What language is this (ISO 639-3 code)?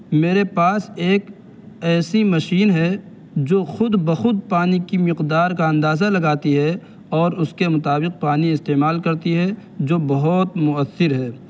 urd